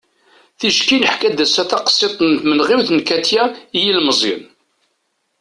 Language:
Kabyle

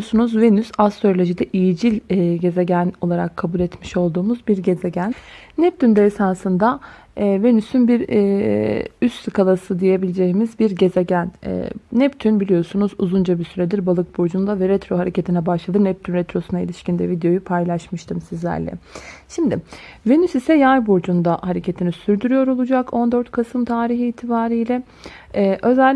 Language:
Turkish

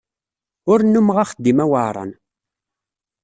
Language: Kabyle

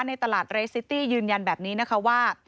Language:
Thai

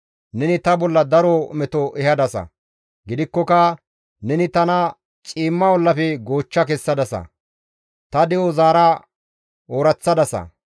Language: Gamo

